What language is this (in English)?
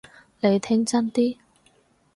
Cantonese